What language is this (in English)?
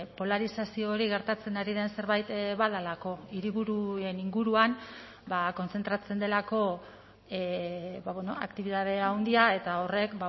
Basque